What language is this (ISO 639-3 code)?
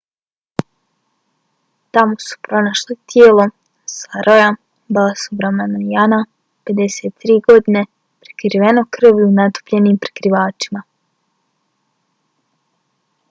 bos